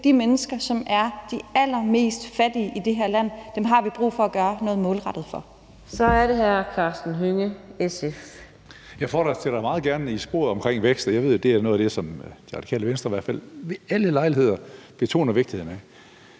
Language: Danish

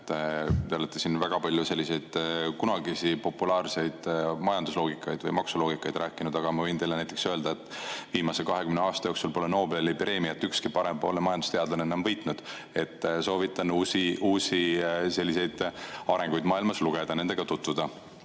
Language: Estonian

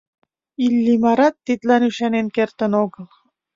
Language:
Mari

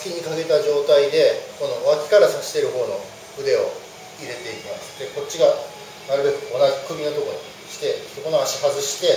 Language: Japanese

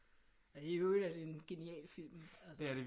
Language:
Danish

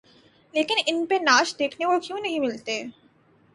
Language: Urdu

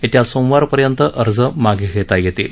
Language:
Marathi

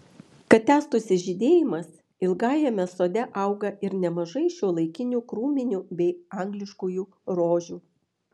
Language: Lithuanian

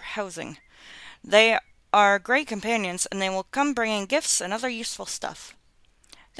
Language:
English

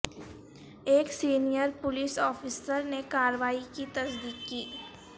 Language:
Urdu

